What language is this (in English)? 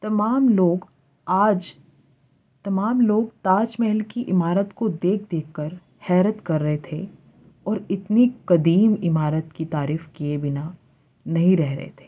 Urdu